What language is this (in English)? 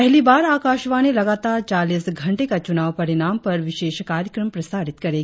Hindi